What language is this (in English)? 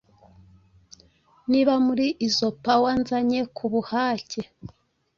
Kinyarwanda